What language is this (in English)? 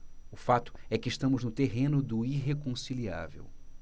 Portuguese